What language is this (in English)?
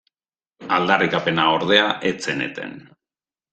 Basque